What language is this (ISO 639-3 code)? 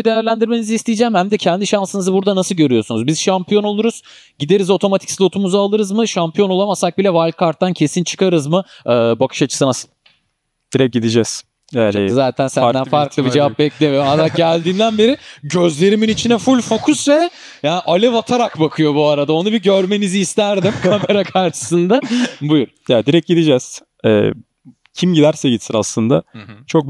tur